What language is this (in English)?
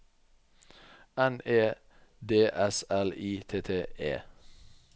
Norwegian